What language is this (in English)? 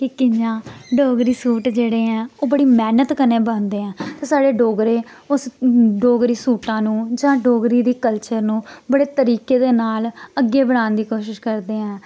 Dogri